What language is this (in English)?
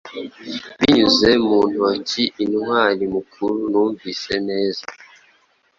Kinyarwanda